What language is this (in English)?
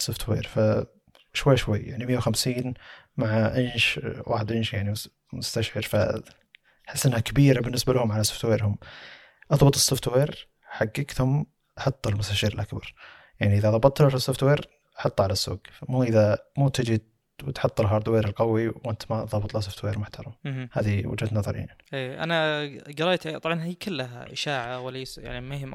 Arabic